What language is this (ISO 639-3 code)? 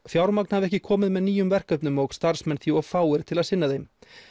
isl